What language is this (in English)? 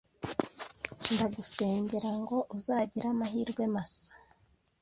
Kinyarwanda